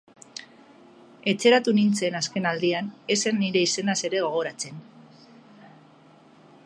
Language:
Basque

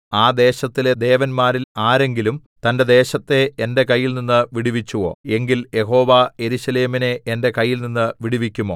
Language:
Malayalam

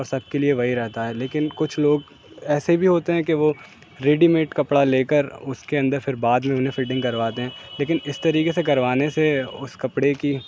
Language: Urdu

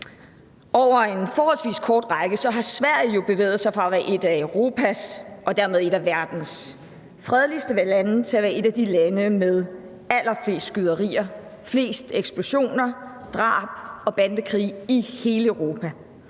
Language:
Danish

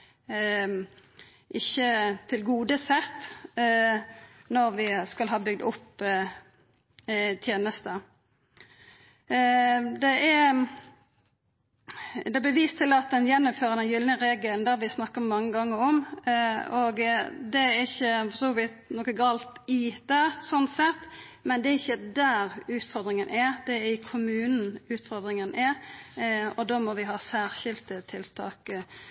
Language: Norwegian Nynorsk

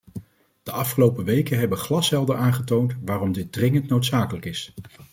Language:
Dutch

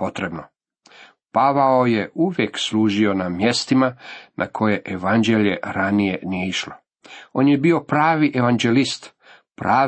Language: Croatian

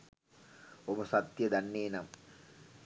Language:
Sinhala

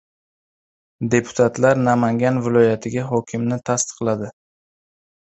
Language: Uzbek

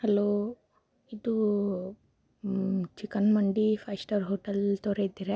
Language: Kannada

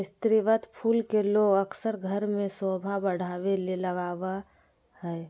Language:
Magahi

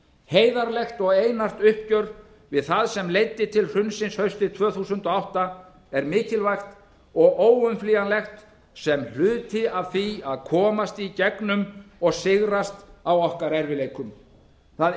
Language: Icelandic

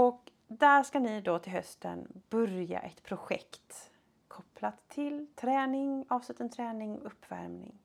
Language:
Swedish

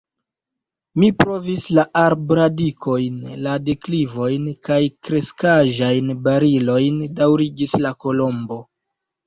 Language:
Esperanto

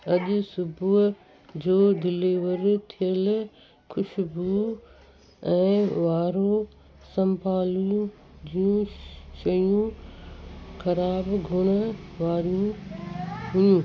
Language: Sindhi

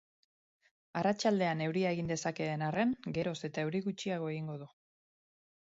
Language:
Basque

